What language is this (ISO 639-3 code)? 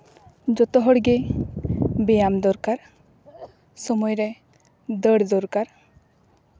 sat